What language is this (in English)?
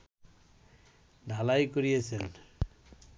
Bangla